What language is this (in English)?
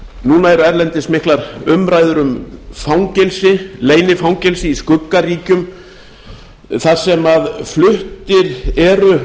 Icelandic